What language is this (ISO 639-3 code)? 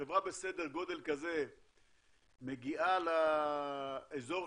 heb